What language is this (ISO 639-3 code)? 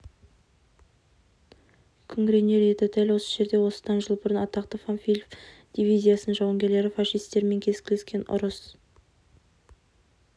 kaz